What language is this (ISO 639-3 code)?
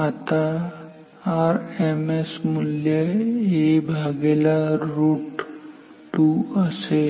mar